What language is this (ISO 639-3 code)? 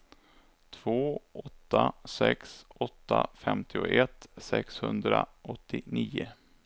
swe